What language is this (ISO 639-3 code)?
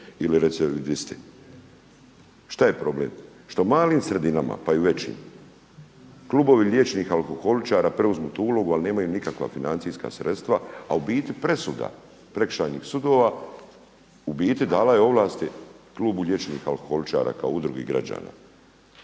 hrv